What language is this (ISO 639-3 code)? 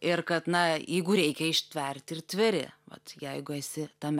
lit